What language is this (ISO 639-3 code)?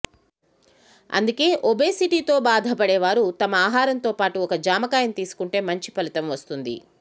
tel